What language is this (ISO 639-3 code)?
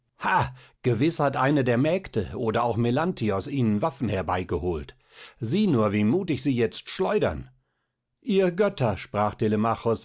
deu